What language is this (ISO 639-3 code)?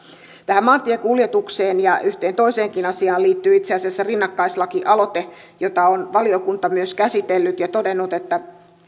fin